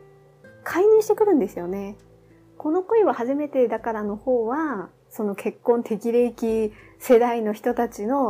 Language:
Japanese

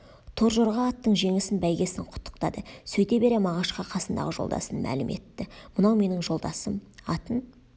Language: Kazakh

